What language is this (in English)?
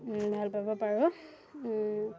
Assamese